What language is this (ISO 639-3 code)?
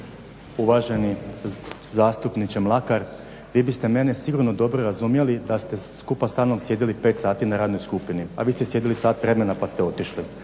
hrv